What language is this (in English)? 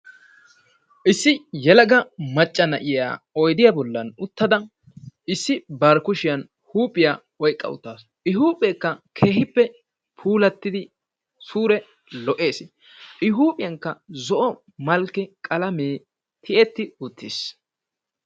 Wolaytta